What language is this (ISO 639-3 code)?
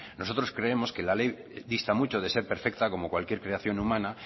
spa